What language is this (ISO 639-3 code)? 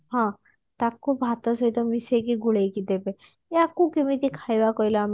ori